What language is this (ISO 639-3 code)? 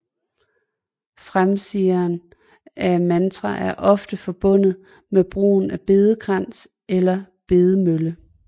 dan